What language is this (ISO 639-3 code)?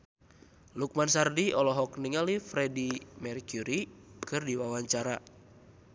sun